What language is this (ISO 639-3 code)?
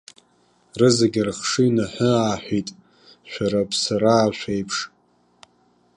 abk